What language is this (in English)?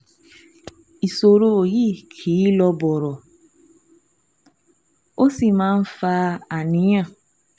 Yoruba